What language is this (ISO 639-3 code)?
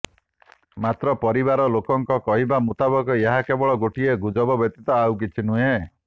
ori